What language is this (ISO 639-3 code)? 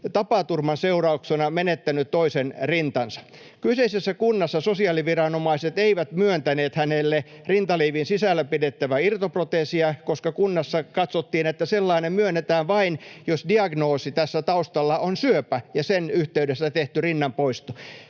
fin